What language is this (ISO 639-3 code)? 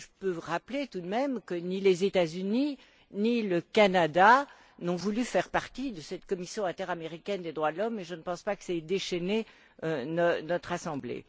fra